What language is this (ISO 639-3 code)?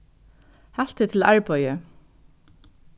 fao